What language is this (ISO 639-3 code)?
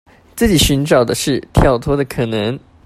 zho